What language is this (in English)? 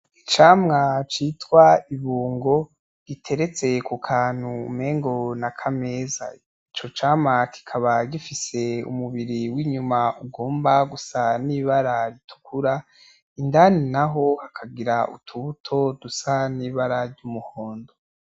Rundi